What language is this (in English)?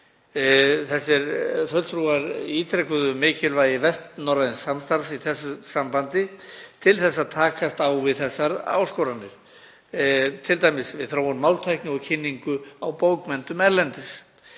Icelandic